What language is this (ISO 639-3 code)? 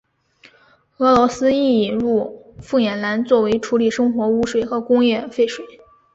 zho